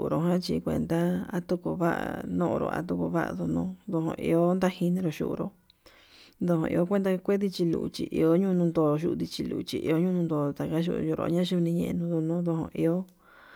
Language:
Yutanduchi Mixtec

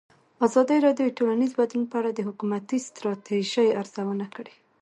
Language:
Pashto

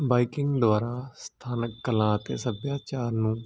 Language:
Punjabi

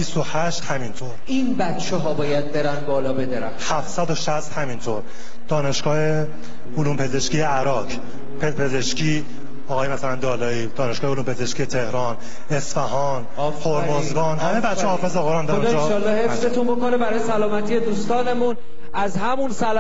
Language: Persian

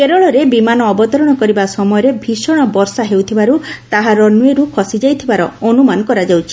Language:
Odia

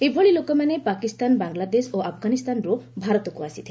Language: Odia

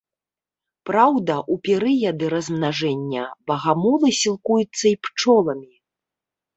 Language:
Belarusian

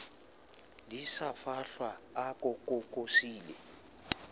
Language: Southern Sotho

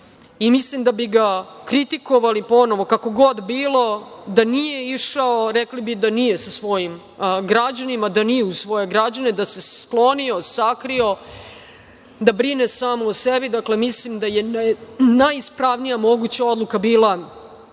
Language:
Serbian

